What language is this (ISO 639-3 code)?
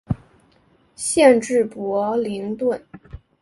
zho